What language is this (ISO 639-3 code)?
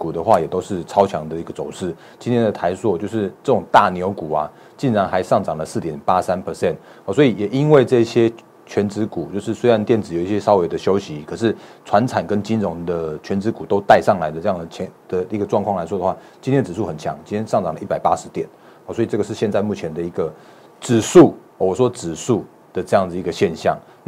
zho